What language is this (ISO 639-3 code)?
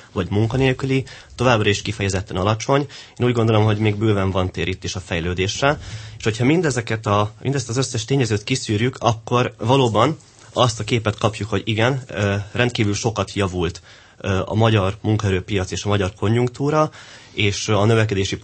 hun